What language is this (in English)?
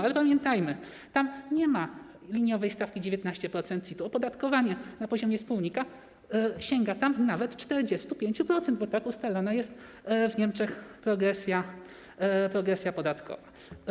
Polish